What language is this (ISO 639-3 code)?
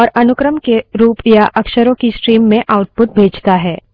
hin